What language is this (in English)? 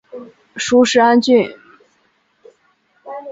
Chinese